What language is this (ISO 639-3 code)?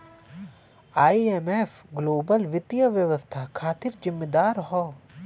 bho